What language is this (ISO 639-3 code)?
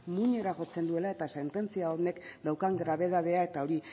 eus